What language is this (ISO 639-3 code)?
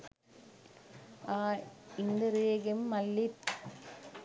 sin